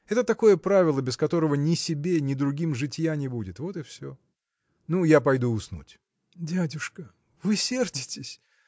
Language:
Russian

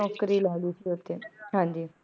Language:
Punjabi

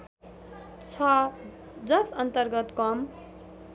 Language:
Nepali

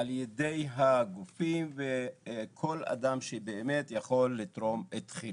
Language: Hebrew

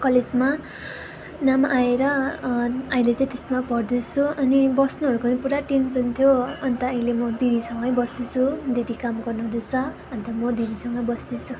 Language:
Nepali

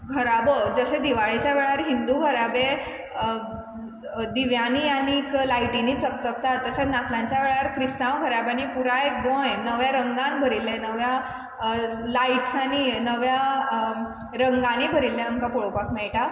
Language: Konkani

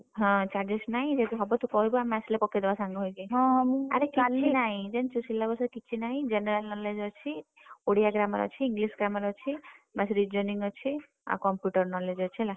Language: Odia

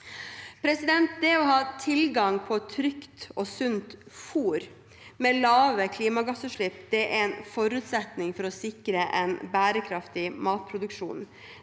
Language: Norwegian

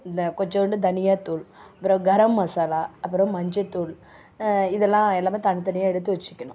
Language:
Tamil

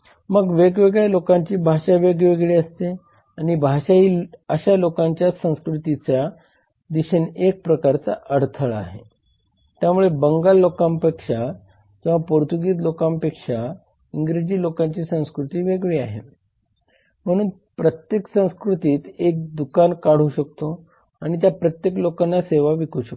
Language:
Marathi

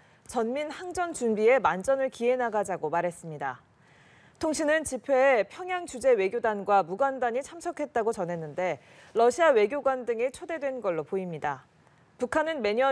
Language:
Korean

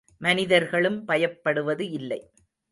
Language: Tamil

